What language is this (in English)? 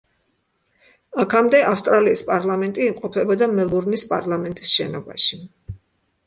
Georgian